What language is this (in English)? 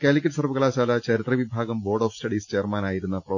Malayalam